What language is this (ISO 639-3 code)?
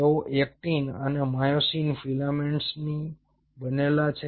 guj